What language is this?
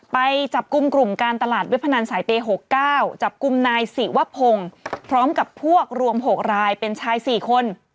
Thai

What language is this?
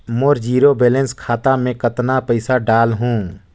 Chhattisgarhi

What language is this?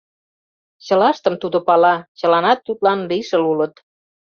Mari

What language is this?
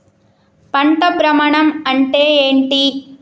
Telugu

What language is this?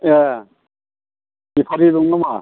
Bodo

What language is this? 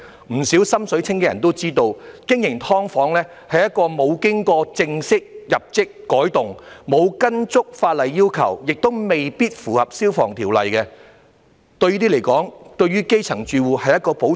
Cantonese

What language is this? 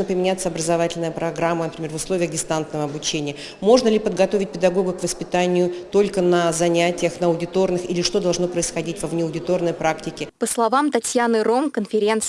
Russian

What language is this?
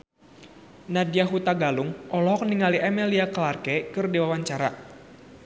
Sundanese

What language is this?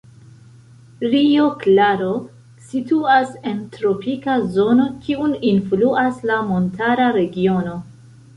Esperanto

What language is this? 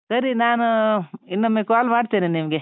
Kannada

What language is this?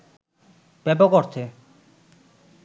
Bangla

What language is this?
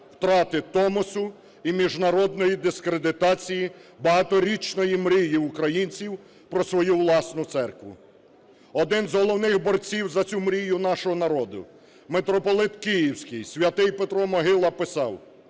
Ukrainian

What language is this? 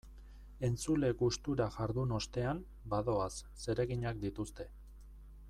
Basque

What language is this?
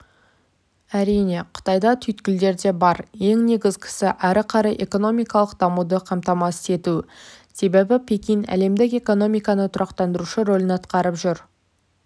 Kazakh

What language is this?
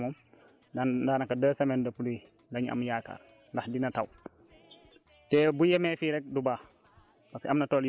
Wolof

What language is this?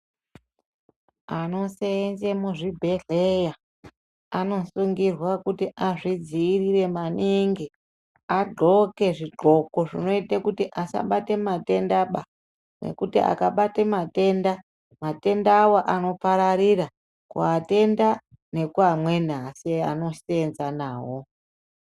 Ndau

